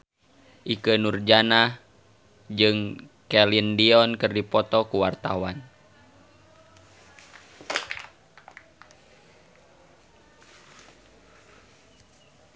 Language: Sundanese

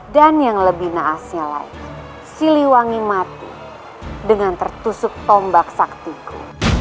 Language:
Indonesian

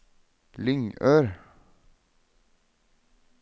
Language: Norwegian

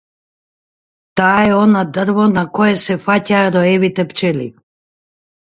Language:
Macedonian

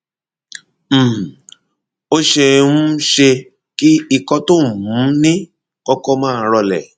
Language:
Yoruba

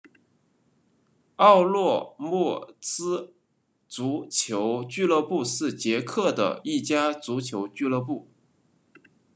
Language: Chinese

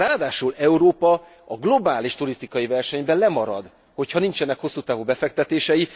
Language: Hungarian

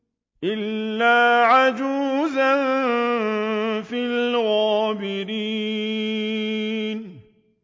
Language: Arabic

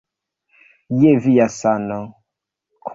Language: Esperanto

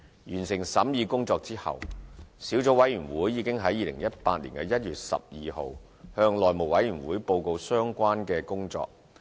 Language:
Cantonese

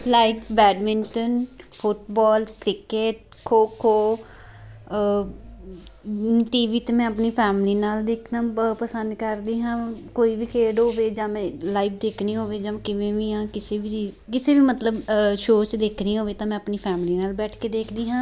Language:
Punjabi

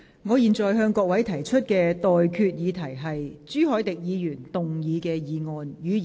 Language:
Cantonese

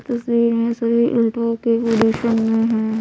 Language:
Hindi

